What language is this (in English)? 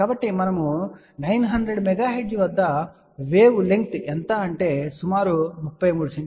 Telugu